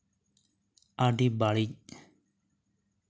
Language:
Santali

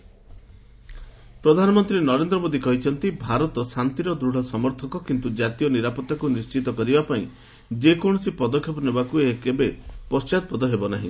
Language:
Odia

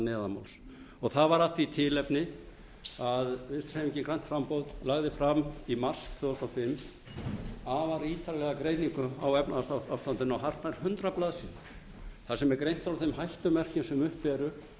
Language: Icelandic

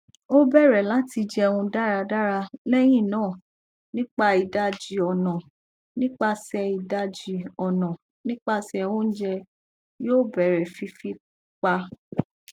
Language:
Yoruba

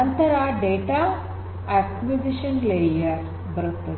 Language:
Kannada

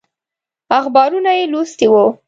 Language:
Pashto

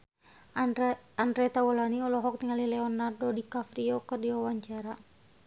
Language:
Sundanese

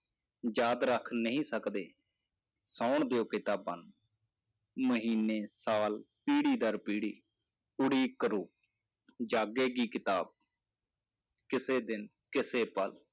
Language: Punjabi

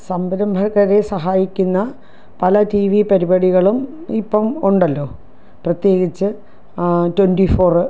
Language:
Malayalam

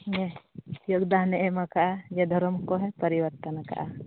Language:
Santali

